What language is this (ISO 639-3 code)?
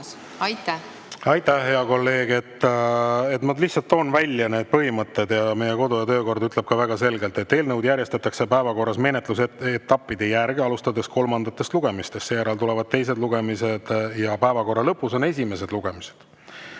est